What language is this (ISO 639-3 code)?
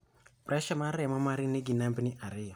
luo